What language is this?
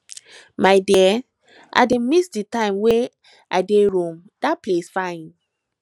Nigerian Pidgin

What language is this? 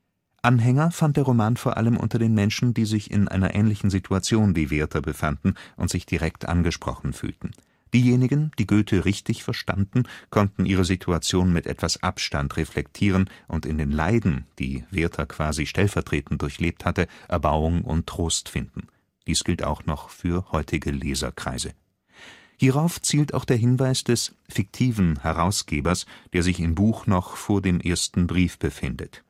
German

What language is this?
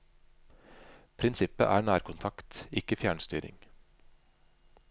Norwegian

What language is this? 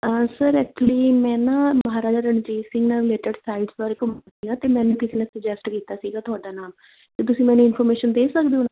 Punjabi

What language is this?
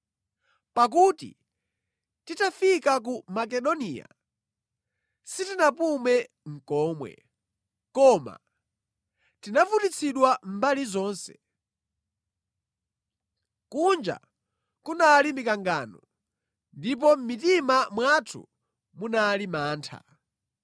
Nyanja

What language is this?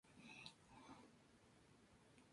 Spanish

